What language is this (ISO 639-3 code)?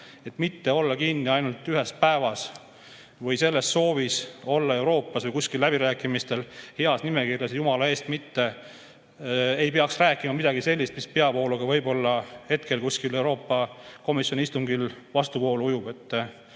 est